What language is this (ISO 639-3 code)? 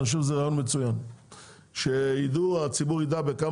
heb